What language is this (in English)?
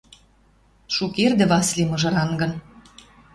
Western Mari